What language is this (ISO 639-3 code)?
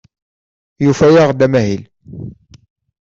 kab